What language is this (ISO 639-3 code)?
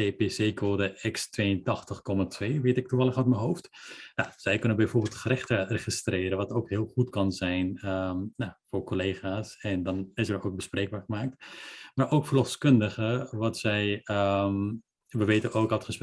nld